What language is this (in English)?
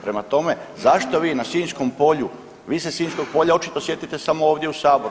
Croatian